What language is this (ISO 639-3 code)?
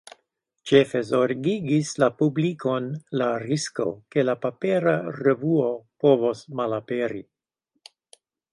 epo